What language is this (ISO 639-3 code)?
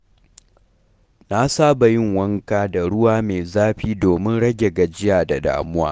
hau